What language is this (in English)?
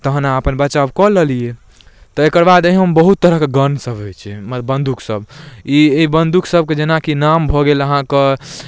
Maithili